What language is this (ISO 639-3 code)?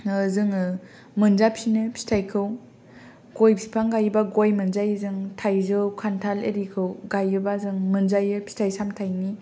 brx